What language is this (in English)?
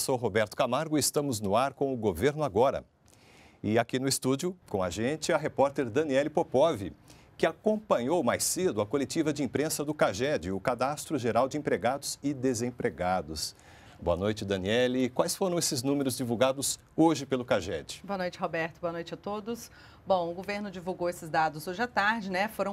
Portuguese